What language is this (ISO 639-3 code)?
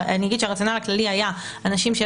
heb